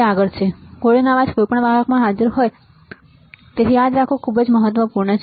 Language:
Gujarati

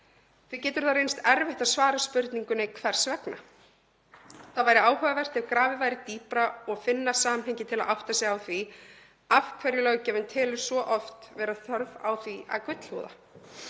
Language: Icelandic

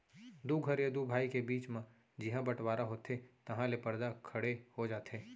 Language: Chhattisgarhi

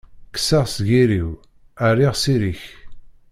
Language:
Kabyle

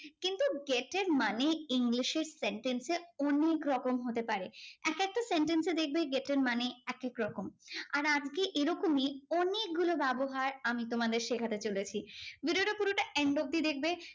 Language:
Bangla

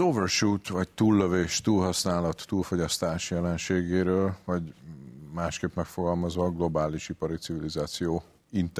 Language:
Hungarian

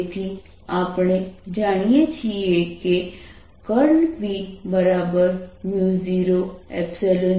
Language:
Gujarati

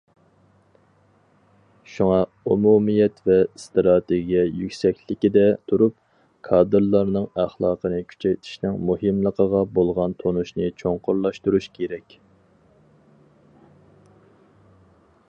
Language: Uyghur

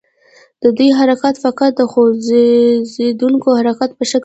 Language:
Pashto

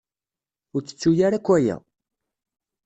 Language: Kabyle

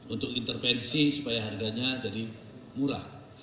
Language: Indonesian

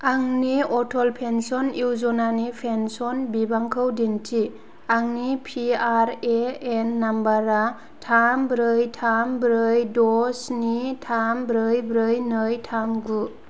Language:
Bodo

